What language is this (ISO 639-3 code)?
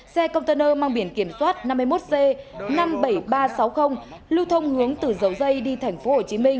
vie